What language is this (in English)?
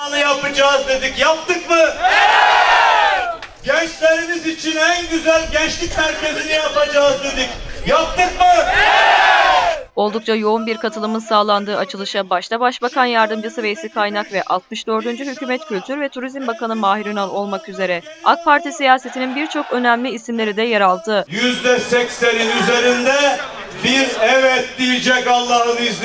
Turkish